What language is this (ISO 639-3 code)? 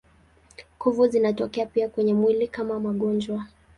swa